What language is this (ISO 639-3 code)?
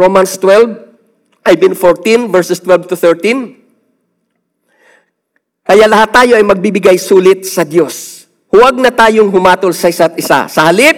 fil